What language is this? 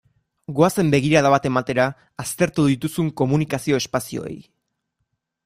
Basque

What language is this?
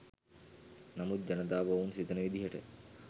Sinhala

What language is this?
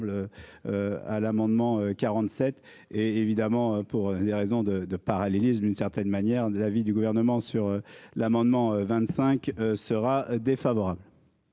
French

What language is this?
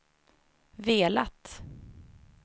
Swedish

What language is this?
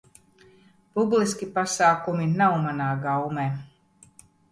Latvian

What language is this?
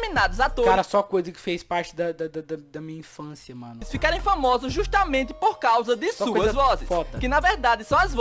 Portuguese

